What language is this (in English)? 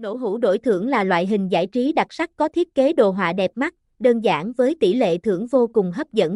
Vietnamese